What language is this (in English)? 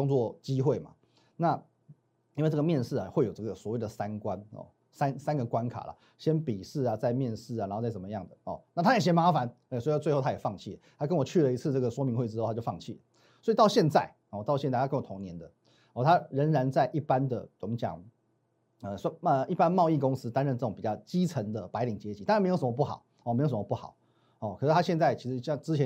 Chinese